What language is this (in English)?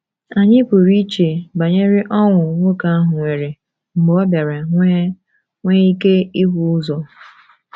Igbo